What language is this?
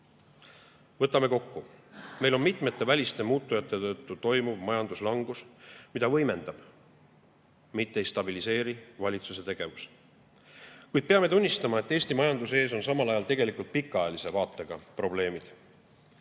Estonian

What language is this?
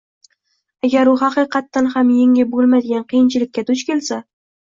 Uzbek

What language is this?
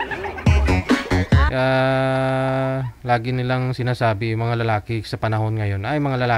Filipino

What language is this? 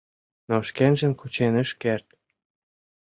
Mari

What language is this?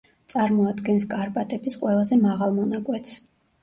Georgian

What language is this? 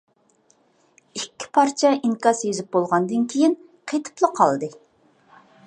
Uyghur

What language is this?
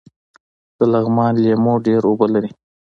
Pashto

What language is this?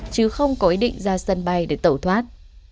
Vietnamese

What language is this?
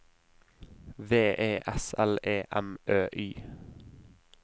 Norwegian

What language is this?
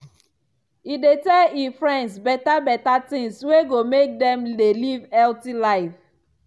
Nigerian Pidgin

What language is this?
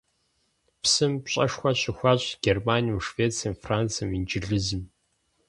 Kabardian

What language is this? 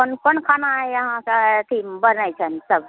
Maithili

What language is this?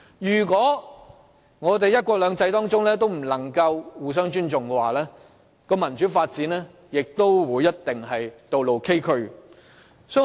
Cantonese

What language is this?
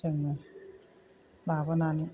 Bodo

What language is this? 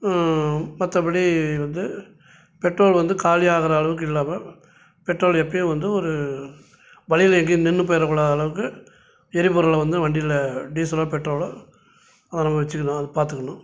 Tamil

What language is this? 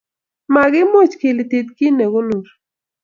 Kalenjin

